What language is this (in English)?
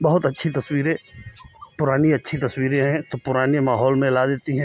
Hindi